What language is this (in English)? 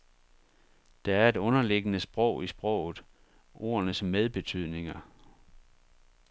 Danish